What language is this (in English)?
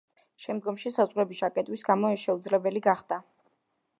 Georgian